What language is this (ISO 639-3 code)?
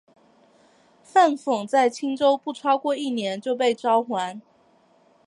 zho